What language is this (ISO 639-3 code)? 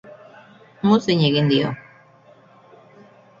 eus